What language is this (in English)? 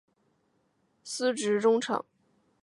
Chinese